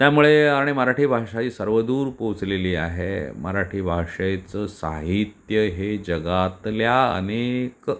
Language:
Marathi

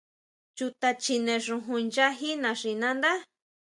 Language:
Huautla Mazatec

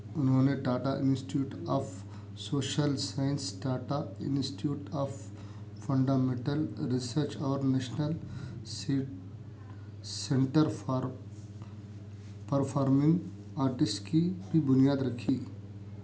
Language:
Urdu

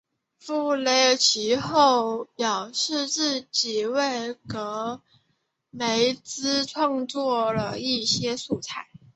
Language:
Chinese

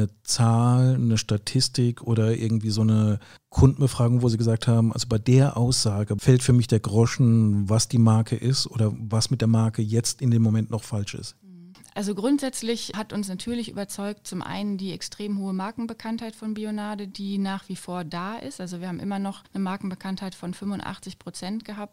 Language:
German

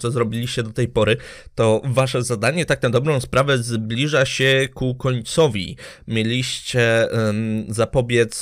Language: Polish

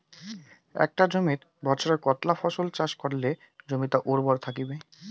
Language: Bangla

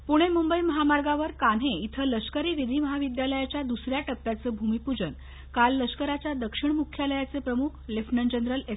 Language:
Marathi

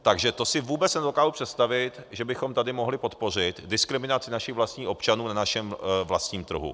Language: Czech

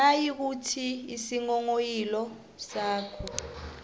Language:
South Ndebele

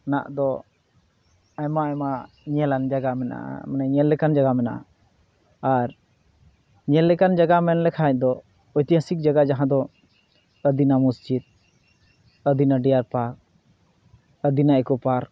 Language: Santali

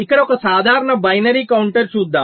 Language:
Telugu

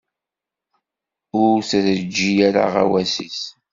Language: Kabyle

